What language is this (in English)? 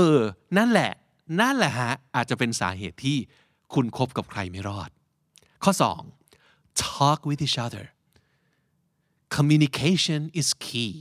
Thai